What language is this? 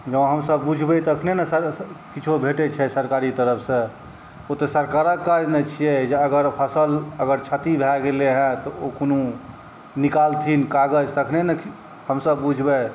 Maithili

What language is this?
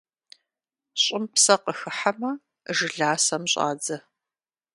Kabardian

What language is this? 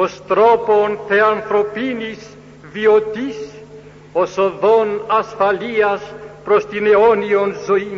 Greek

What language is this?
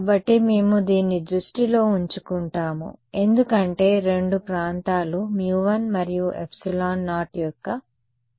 Telugu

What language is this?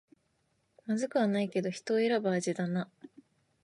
Japanese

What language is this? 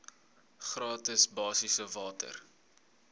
Afrikaans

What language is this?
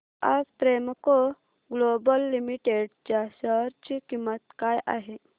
Marathi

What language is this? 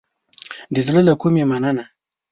Pashto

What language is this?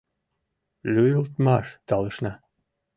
Mari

